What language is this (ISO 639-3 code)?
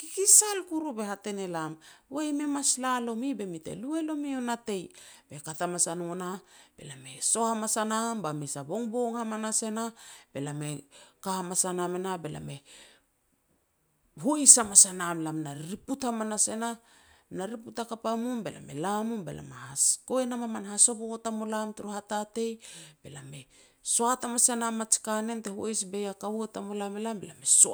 pex